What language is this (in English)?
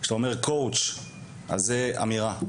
Hebrew